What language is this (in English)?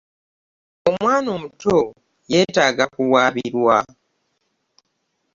Ganda